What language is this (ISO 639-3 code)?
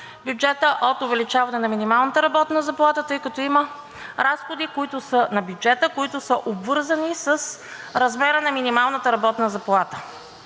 bul